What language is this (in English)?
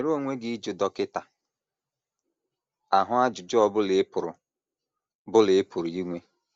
Igbo